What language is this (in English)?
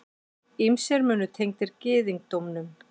Icelandic